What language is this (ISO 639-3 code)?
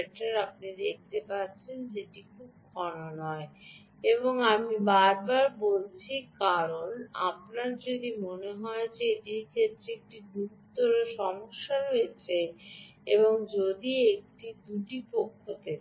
ben